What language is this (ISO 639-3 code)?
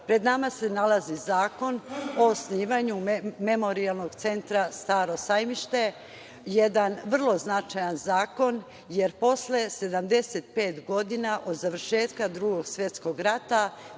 srp